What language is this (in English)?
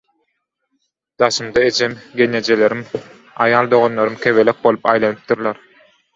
Turkmen